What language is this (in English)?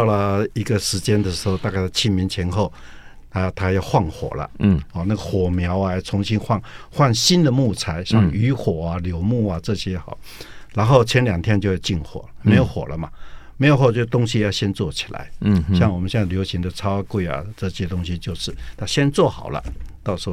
Chinese